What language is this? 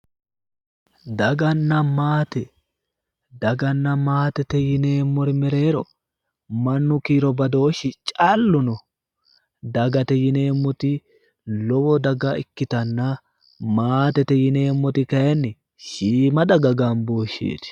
Sidamo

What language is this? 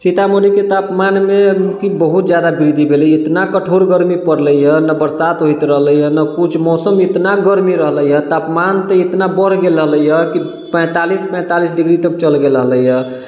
Maithili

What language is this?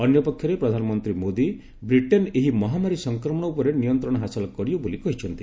Odia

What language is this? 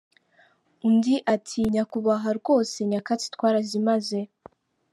Kinyarwanda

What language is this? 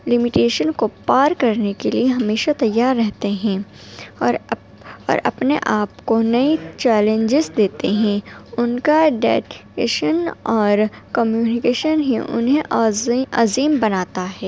Urdu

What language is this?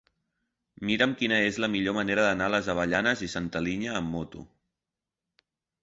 Catalan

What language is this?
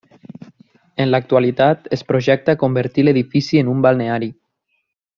Catalan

